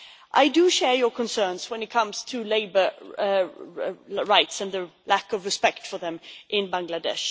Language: English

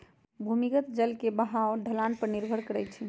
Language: Magahi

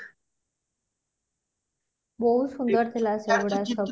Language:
Odia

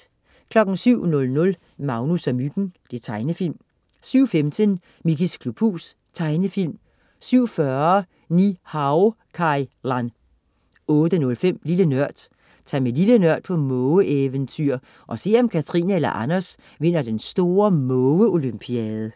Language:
Danish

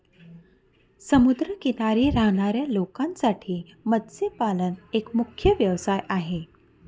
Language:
Marathi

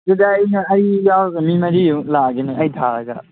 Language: Manipuri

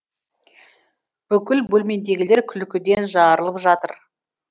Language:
Kazakh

